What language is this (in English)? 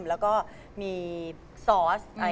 Thai